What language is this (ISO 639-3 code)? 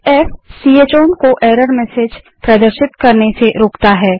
hin